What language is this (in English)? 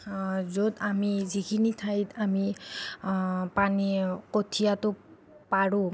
Assamese